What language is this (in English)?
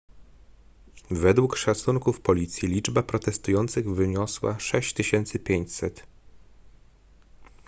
Polish